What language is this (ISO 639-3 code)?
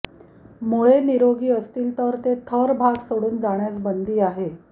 mar